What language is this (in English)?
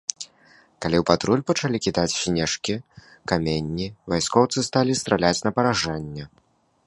Belarusian